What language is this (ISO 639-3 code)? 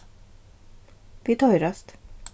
fao